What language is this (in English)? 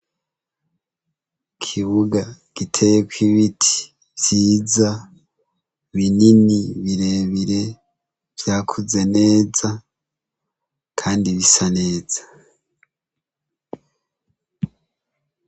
Rundi